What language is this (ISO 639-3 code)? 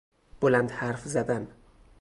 fas